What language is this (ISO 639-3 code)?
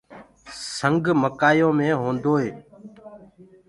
ggg